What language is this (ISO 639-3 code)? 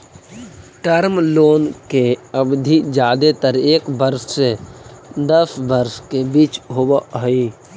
mag